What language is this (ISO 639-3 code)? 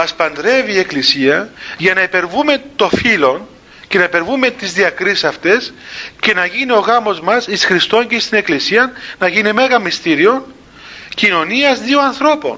ell